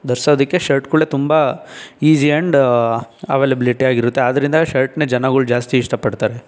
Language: Kannada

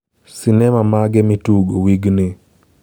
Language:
Luo (Kenya and Tanzania)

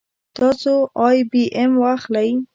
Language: Pashto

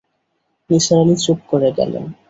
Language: Bangla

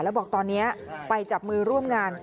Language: Thai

